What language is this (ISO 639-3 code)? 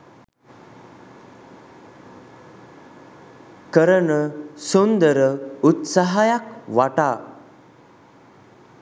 sin